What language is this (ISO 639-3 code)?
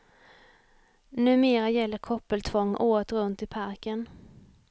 swe